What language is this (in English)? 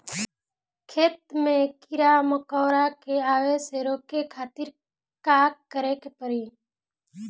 Bhojpuri